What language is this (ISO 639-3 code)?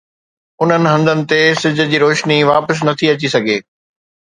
snd